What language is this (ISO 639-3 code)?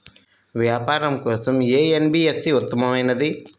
tel